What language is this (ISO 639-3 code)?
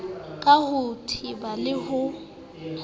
sot